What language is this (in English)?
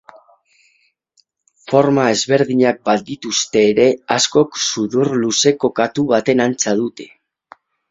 Basque